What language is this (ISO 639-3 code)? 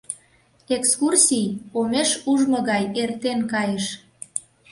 chm